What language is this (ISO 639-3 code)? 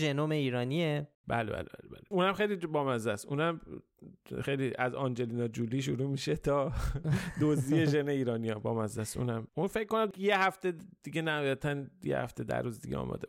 fas